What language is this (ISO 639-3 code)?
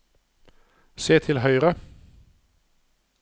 nor